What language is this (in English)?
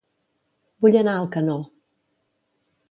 Catalan